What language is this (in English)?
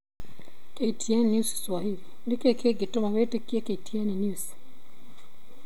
Kikuyu